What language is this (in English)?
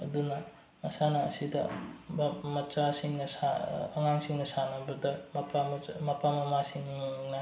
Manipuri